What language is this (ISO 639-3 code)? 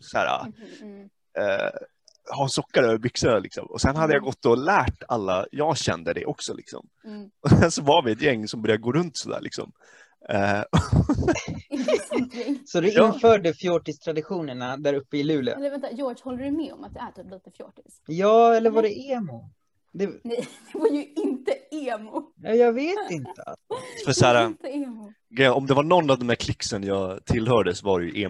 swe